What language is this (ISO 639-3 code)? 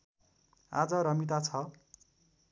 nep